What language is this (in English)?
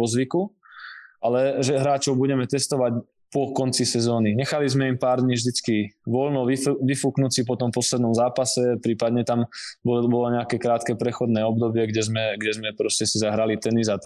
Slovak